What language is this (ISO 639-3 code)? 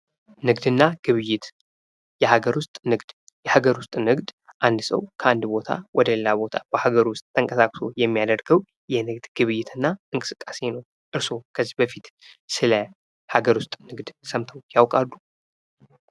amh